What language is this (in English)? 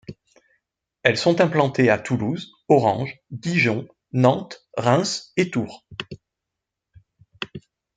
French